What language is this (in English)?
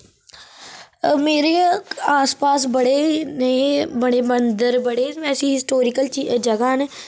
Dogri